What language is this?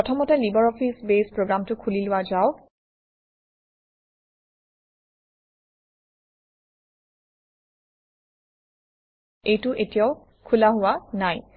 Assamese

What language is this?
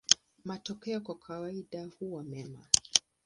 Swahili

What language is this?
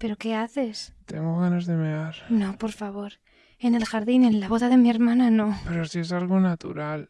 Spanish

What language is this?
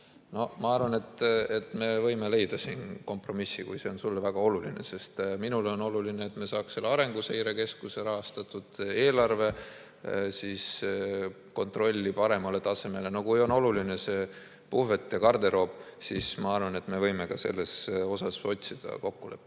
Estonian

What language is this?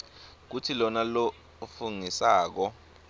Swati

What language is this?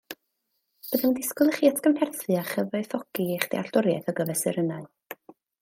Welsh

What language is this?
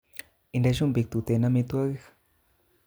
Kalenjin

